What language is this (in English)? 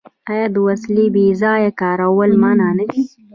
Pashto